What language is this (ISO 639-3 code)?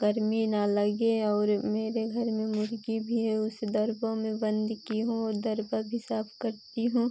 hin